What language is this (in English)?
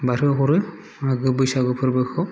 Bodo